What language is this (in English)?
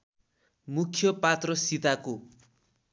Nepali